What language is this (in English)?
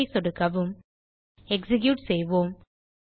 Tamil